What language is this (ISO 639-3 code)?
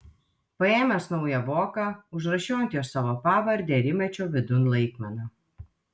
lit